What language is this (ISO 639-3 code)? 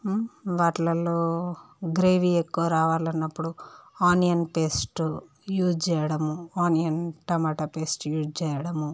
tel